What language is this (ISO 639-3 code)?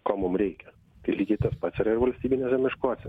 lit